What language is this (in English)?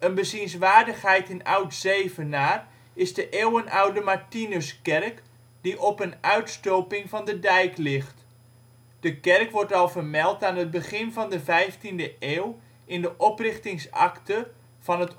Dutch